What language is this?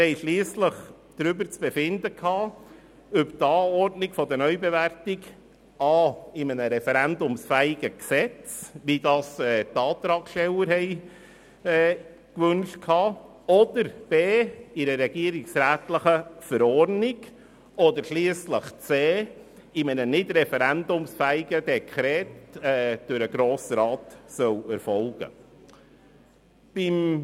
Swiss German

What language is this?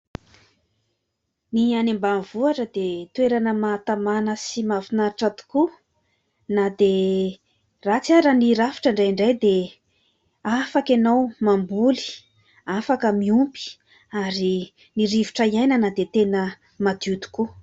Malagasy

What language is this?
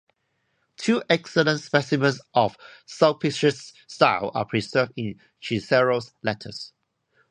English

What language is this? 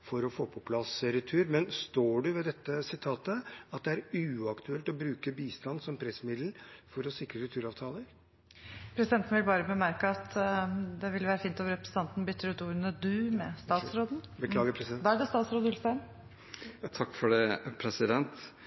Norwegian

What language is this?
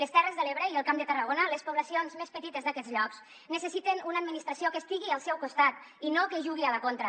Catalan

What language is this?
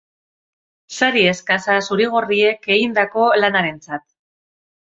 Basque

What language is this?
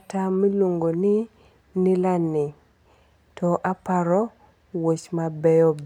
Luo (Kenya and Tanzania)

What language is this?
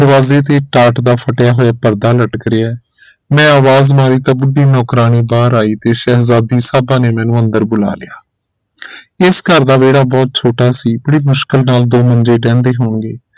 Punjabi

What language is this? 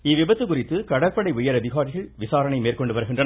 Tamil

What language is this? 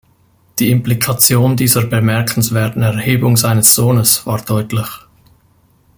German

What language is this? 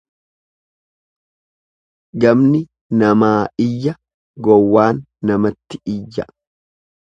Oromo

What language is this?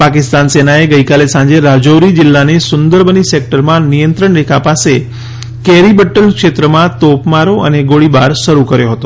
Gujarati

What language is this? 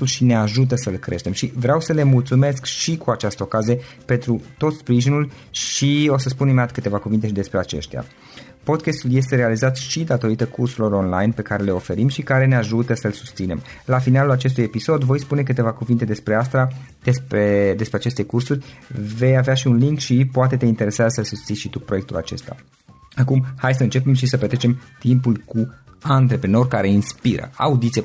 Romanian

